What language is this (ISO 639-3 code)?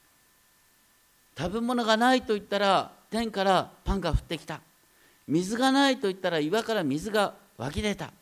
jpn